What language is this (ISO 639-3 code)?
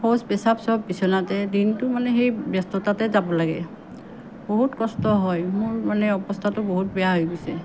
asm